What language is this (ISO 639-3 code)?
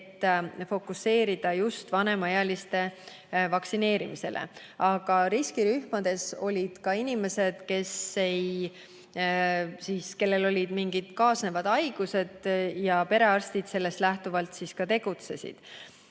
est